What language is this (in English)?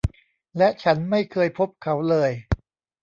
Thai